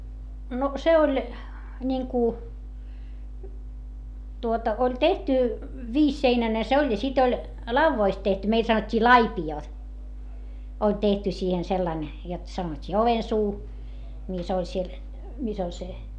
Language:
Finnish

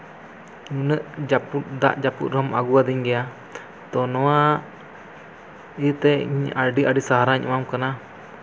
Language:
Santali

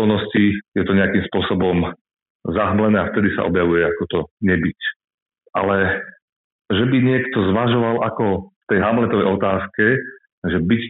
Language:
Slovak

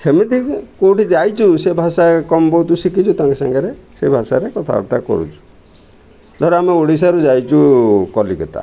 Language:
Odia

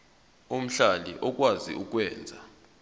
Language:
Zulu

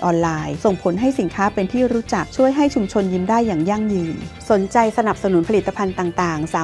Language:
Thai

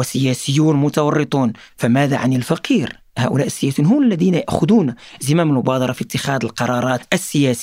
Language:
Arabic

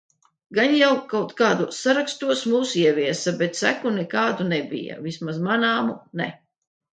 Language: Latvian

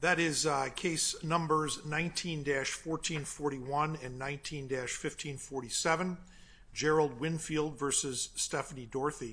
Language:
English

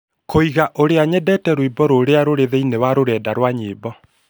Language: Kikuyu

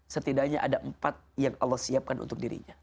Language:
Indonesian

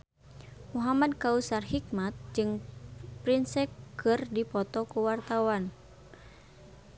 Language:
Sundanese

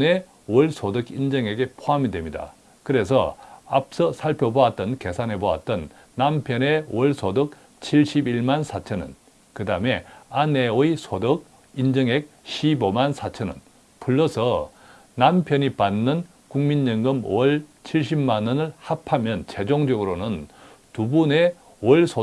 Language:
Korean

